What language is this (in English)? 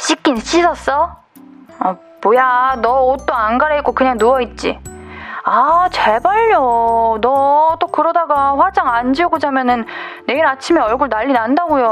Korean